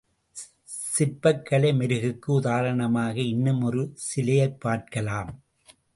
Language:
Tamil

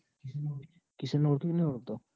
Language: Gujarati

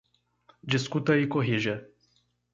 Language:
Portuguese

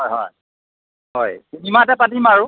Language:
Assamese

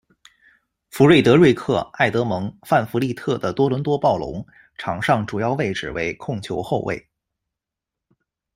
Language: Chinese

